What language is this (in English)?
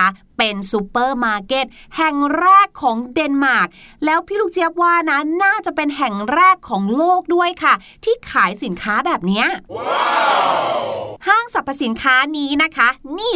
Thai